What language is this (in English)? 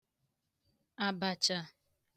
Igbo